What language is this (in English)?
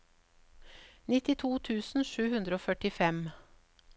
Norwegian